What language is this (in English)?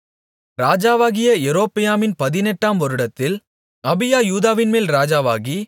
Tamil